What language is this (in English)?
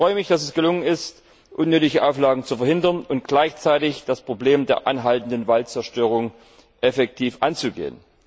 German